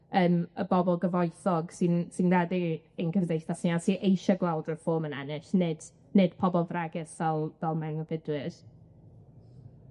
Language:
Welsh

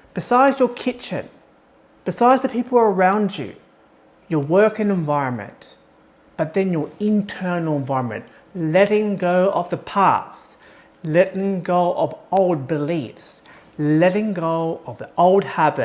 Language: English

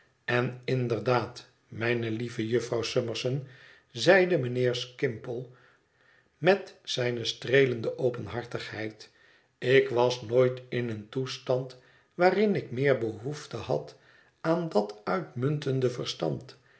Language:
Dutch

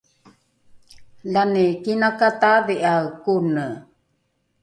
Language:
Rukai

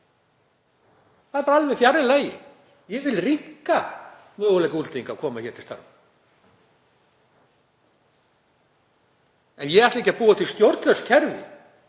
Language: Icelandic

